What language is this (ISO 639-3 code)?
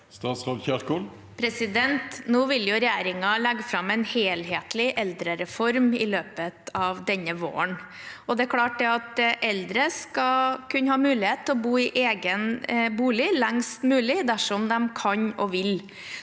nor